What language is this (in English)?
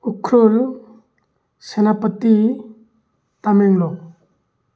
Manipuri